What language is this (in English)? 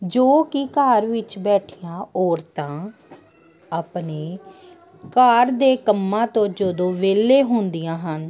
Punjabi